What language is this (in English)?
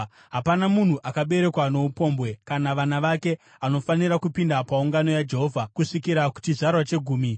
Shona